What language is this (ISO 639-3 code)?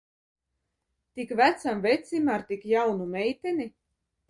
lav